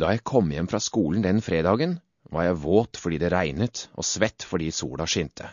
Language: Norwegian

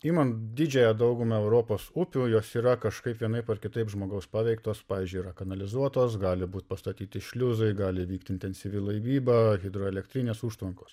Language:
Lithuanian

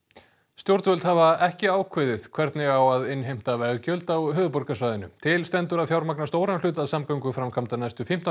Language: Icelandic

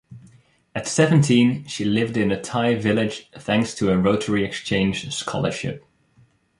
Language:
English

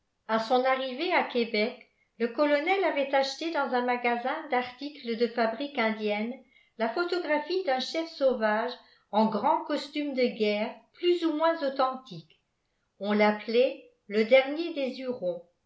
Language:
French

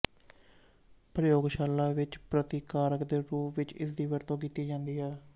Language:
Punjabi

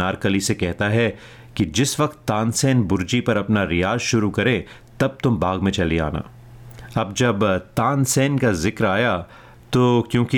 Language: Hindi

